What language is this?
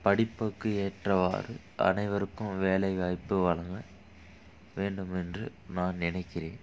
Tamil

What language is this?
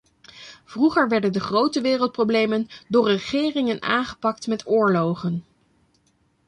Dutch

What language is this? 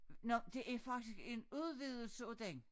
Danish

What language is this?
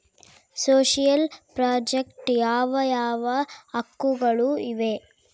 Kannada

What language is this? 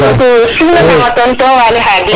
Serer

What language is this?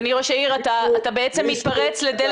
Hebrew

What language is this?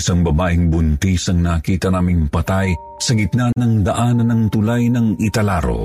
Filipino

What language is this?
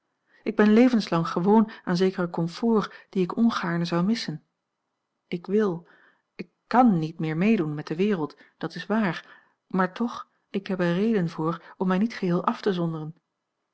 Dutch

